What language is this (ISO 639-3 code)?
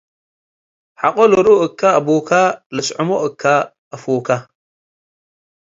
tig